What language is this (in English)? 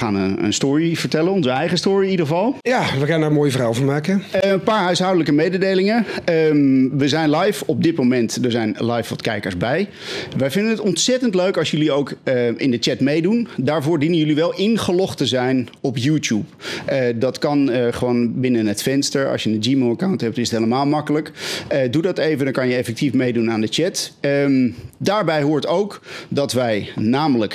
Dutch